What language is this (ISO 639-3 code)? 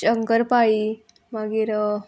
kok